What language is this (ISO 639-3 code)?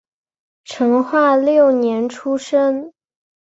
zho